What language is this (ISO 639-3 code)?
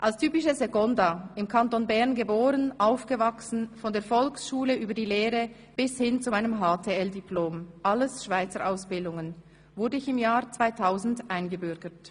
gsw